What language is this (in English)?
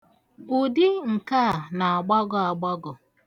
Igbo